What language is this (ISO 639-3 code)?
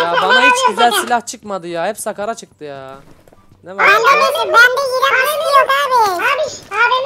tur